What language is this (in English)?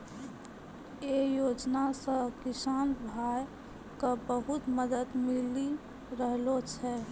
Maithili